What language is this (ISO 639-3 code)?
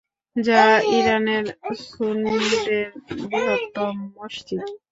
ben